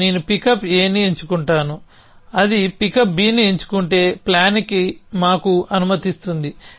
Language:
Telugu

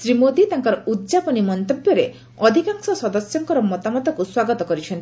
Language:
Odia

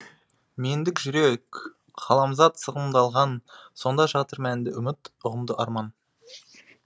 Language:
Kazakh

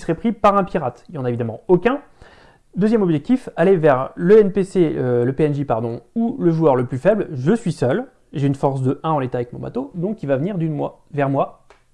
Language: French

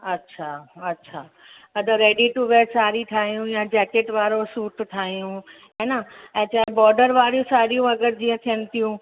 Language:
Sindhi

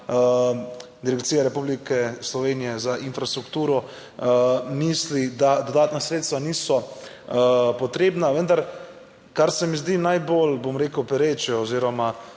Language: Slovenian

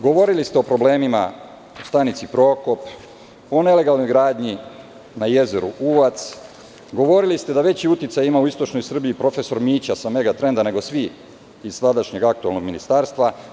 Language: Serbian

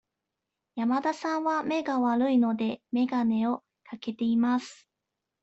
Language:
Japanese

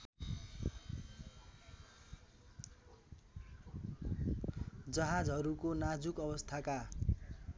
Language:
Nepali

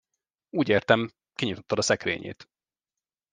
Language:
Hungarian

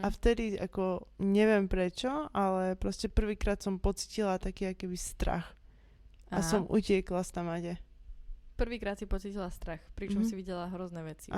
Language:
Slovak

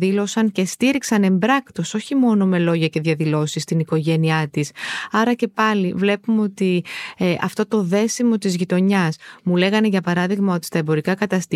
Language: Greek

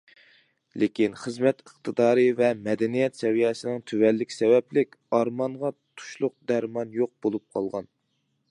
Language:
Uyghur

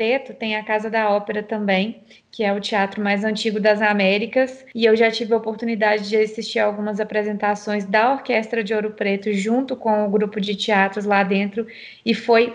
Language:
Portuguese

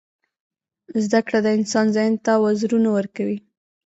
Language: Pashto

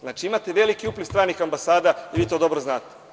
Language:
Serbian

